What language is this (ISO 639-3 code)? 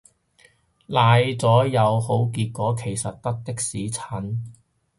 yue